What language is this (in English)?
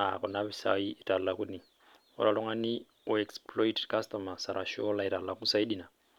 Masai